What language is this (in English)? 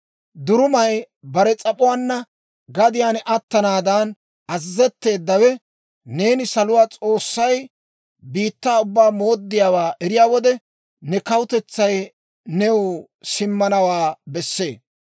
Dawro